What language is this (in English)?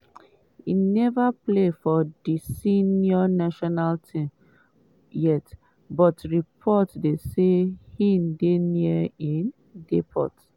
Nigerian Pidgin